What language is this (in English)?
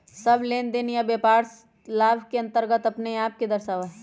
Magahi